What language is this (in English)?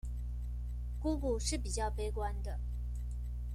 Chinese